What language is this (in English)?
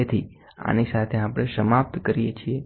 Gujarati